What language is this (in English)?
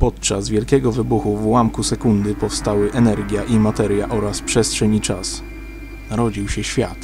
Polish